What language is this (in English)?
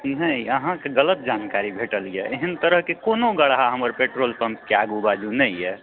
Maithili